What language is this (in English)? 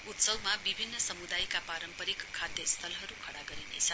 Nepali